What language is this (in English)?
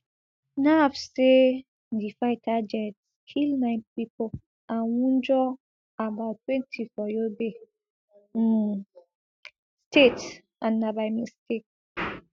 Nigerian Pidgin